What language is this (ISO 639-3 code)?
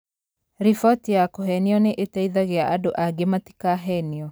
kik